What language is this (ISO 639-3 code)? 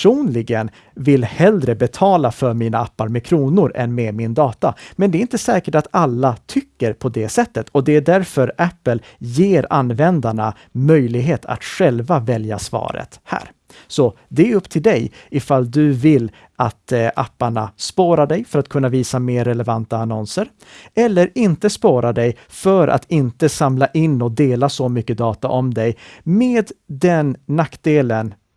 swe